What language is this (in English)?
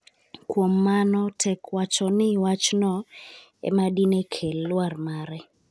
Luo (Kenya and Tanzania)